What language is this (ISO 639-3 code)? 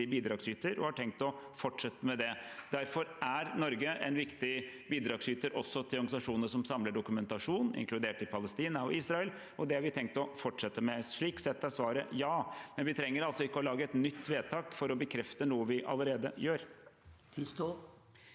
nor